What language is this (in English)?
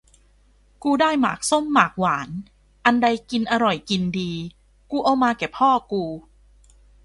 Thai